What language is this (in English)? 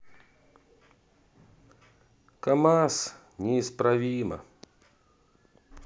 Russian